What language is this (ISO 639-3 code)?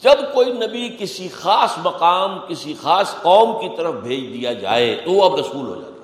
urd